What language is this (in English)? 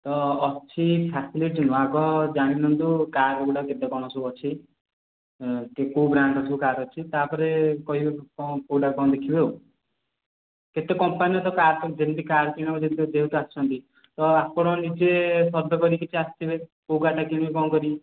Odia